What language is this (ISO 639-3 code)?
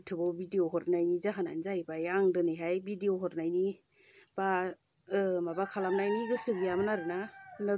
tha